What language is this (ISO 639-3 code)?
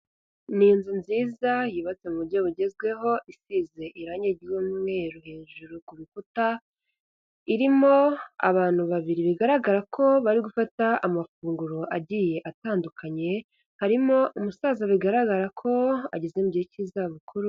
kin